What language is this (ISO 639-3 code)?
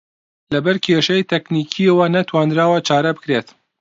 ckb